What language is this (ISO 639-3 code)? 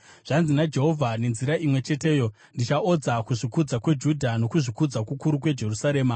sna